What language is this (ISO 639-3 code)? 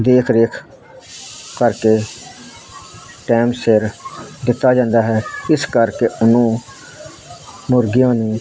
pan